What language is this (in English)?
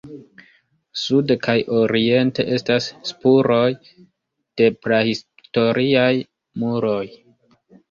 Esperanto